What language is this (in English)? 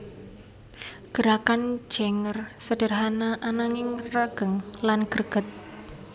Javanese